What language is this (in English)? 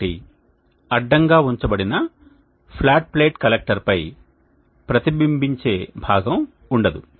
Telugu